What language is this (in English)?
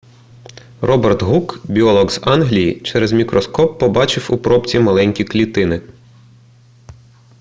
Ukrainian